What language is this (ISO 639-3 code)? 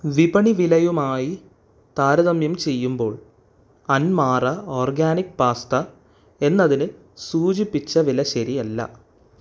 mal